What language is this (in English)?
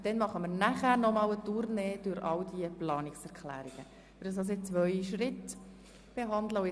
Swiss German